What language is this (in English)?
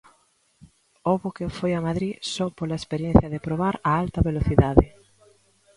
Galician